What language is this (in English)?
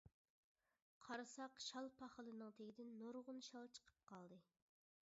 Uyghur